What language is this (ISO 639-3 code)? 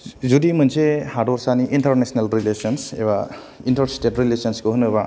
brx